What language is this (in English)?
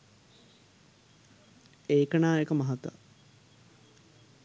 Sinhala